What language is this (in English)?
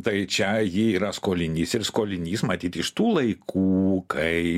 Lithuanian